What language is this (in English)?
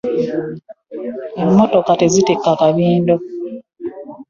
Ganda